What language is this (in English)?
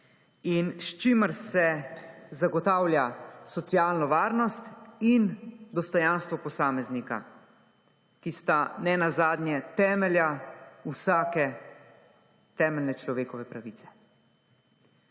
Slovenian